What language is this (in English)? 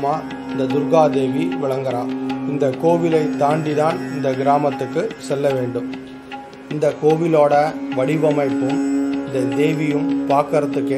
Tamil